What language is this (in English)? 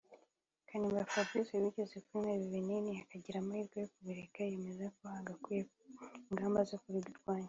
Kinyarwanda